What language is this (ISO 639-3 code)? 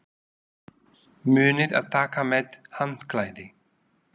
isl